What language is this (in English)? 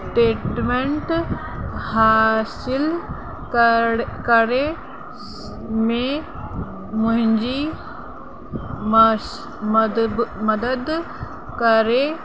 Sindhi